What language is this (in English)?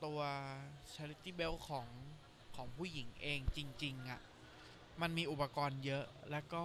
Thai